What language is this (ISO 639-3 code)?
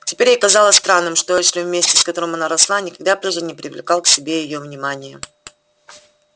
rus